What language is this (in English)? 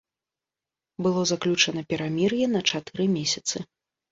Belarusian